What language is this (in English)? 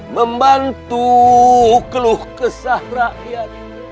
Indonesian